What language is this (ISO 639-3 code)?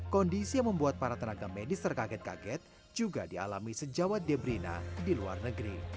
ind